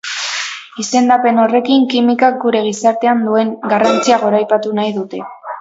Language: Basque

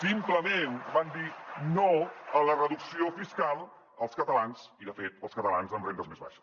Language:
Catalan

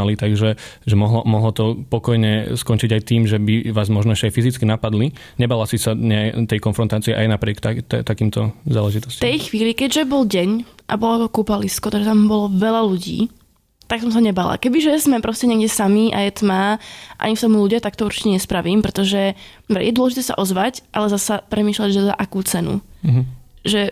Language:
Slovak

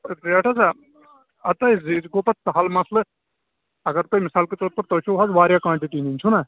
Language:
Kashmiri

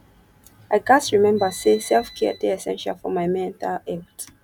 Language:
Nigerian Pidgin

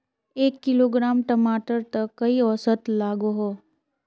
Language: Magahi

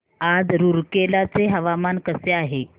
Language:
Marathi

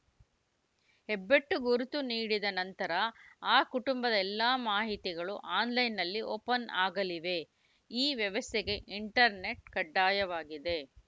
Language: Kannada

